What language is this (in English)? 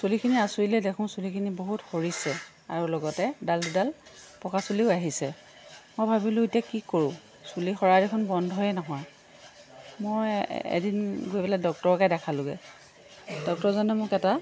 Assamese